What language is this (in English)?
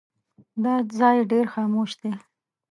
Pashto